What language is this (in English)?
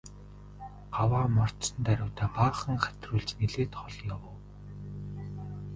Mongolian